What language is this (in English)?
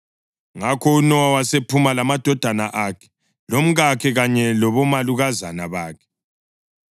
North Ndebele